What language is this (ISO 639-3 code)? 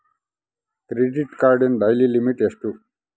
kan